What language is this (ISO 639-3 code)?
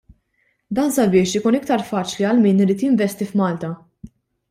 mlt